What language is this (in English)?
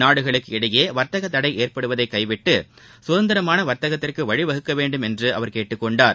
Tamil